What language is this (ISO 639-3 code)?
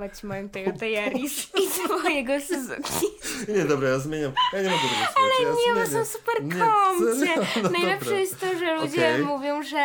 pol